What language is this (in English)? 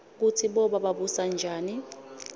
Swati